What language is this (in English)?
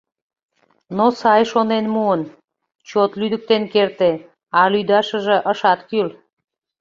Mari